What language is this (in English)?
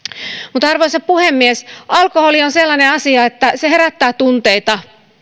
Finnish